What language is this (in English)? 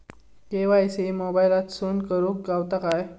Marathi